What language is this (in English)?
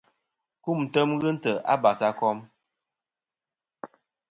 Kom